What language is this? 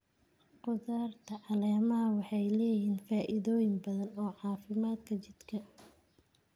Somali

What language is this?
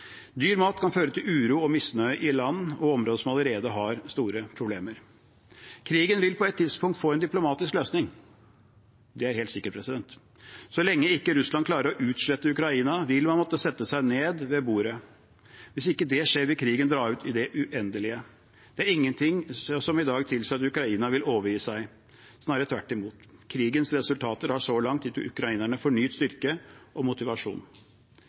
Norwegian Bokmål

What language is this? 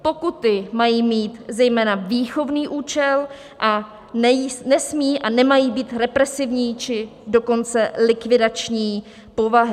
Czech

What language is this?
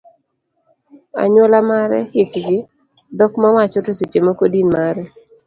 Luo (Kenya and Tanzania)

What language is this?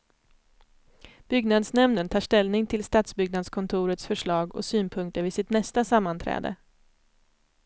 Swedish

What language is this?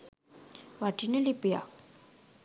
Sinhala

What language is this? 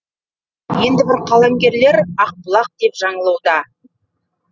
Kazakh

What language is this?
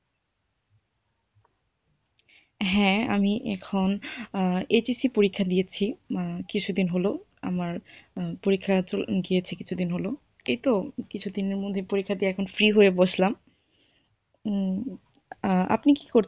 Bangla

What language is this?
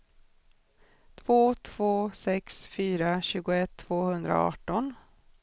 Swedish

